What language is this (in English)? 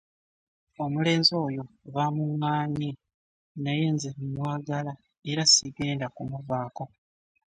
Ganda